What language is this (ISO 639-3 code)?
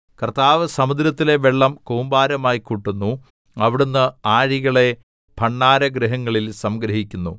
mal